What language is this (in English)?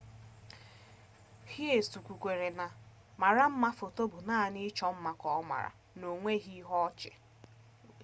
Igbo